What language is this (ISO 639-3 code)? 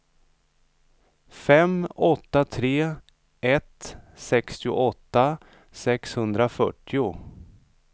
swe